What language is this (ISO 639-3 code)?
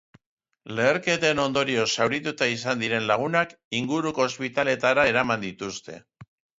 eus